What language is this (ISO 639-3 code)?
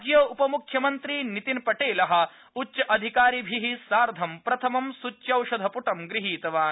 san